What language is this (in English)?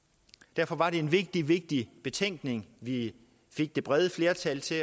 Danish